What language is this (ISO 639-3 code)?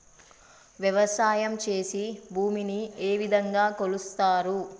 tel